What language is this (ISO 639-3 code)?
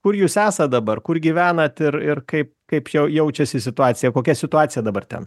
lit